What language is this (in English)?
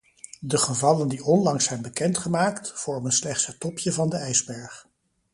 Dutch